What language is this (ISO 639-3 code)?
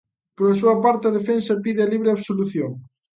glg